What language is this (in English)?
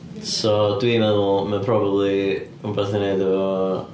Welsh